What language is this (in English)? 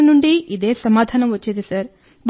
Telugu